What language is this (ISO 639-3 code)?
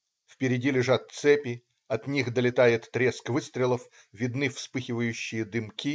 rus